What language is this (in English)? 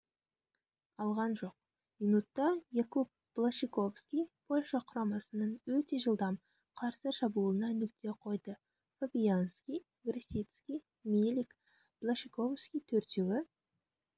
Kazakh